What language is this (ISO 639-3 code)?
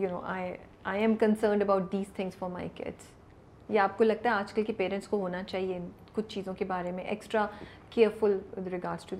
urd